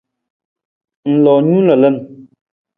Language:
Nawdm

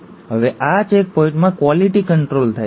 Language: Gujarati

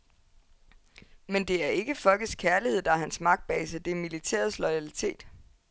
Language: Danish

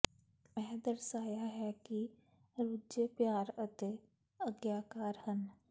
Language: Punjabi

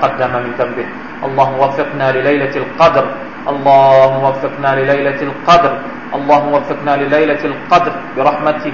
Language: Thai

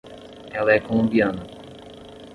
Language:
Portuguese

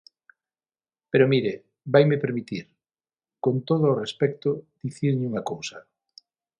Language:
Galician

